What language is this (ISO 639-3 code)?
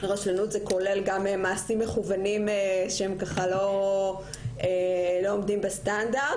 heb